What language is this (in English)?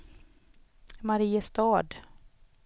Swedish